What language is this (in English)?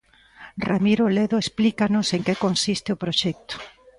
Galician